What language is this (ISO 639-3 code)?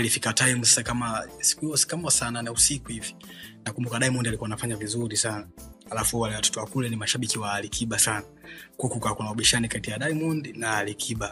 swa